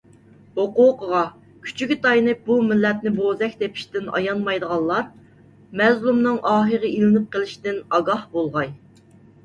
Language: Uyghur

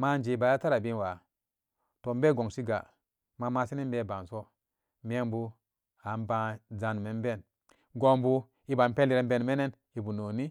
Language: Samba Daka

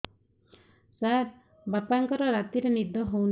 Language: Odia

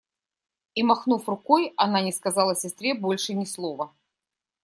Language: Russian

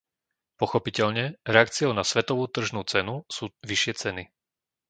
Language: Slovak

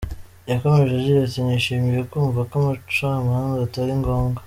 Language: Kinyarwanda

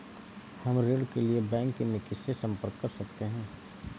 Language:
Hindi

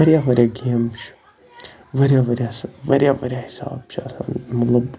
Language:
Kashmiri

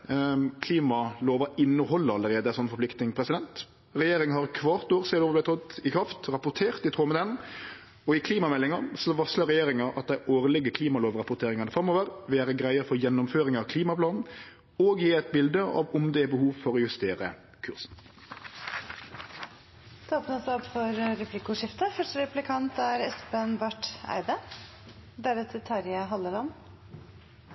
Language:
Norwegian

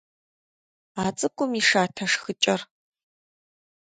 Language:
Kabardian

